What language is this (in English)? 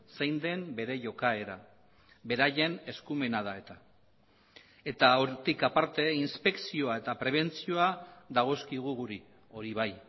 Basque